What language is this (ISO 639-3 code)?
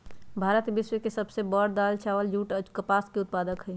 mag